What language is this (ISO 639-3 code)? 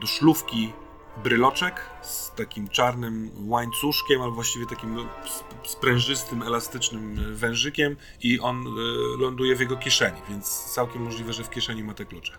pol